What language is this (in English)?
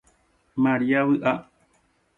Guarani